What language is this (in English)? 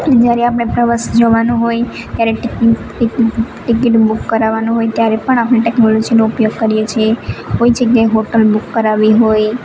Gujarati